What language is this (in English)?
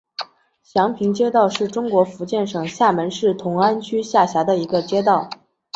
Chinese